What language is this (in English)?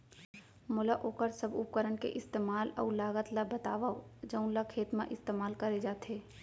Chhattisgarhi